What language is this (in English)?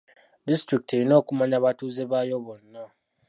Ganda